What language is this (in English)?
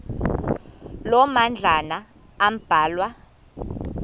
Xhosa